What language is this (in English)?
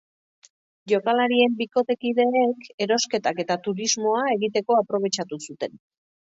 Basque